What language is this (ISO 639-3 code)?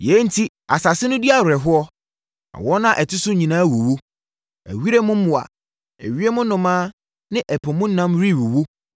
aka